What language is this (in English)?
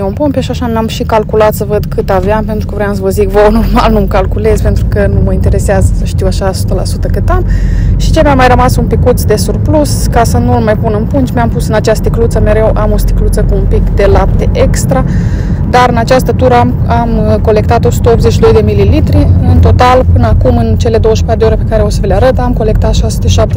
Romanian